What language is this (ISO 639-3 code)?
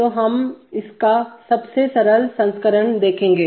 hin